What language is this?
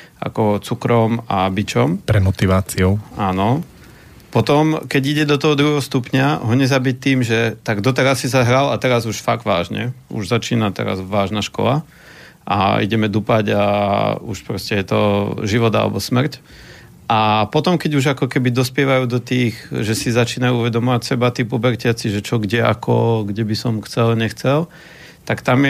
Slovak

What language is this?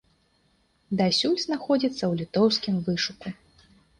Belarusian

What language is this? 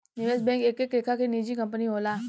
Bhojpuri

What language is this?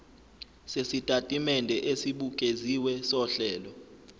Zulu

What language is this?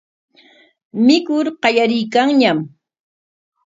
Corongo Ancash Quechua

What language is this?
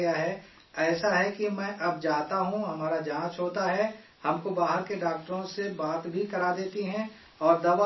Urdu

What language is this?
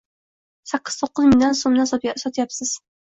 Uzbek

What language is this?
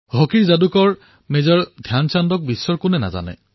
Assamese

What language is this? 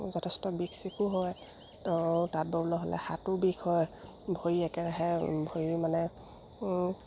Assamese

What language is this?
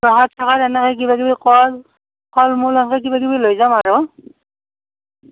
Assamese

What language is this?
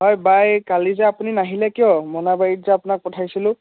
Assamese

